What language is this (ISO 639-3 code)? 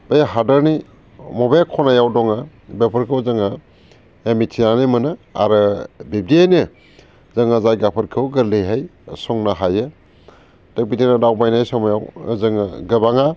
brx